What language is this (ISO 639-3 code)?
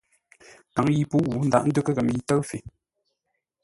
nla